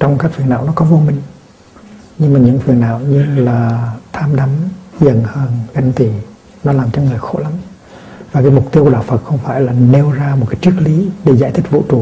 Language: Vietnamese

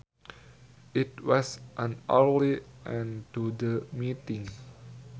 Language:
Sundanese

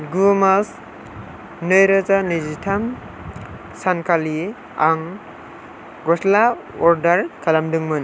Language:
Bodo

